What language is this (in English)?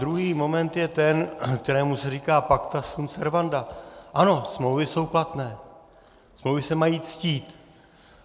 Czech